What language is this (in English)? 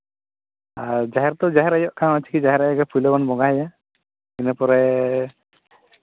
Santali